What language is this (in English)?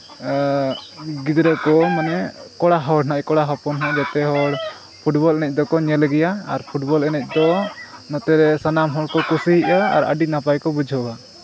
Santali